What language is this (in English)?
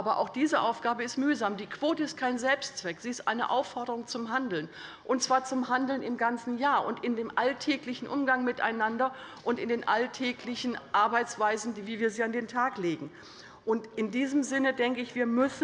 German